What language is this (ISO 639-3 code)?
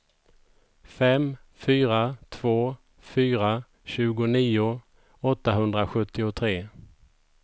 swe